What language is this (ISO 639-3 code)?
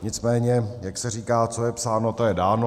ces